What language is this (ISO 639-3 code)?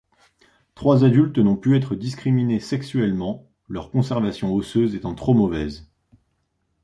fra